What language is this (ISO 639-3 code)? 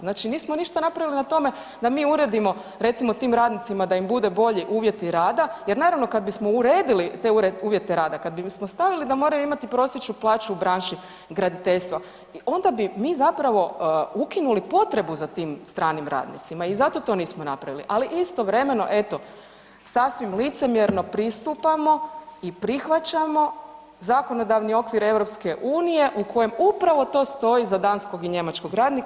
hrv